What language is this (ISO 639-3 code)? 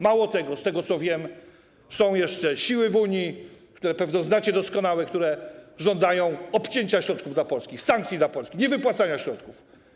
pol